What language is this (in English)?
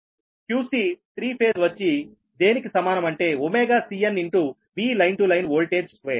Telugu